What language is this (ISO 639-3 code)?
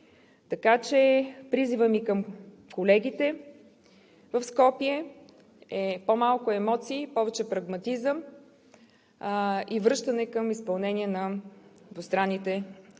bul